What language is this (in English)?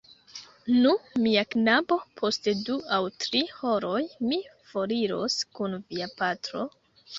Esperanto